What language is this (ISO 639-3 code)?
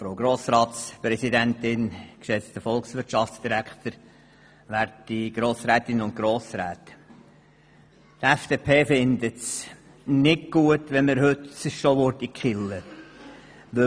gsw